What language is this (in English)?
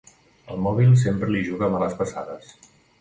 Catalan